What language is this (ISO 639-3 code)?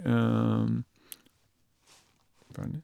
nor